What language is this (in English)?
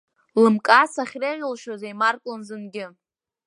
Abkhazian